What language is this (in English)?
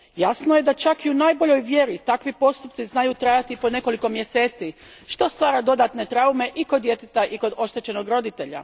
Croatian